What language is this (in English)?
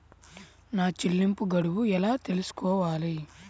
Telugu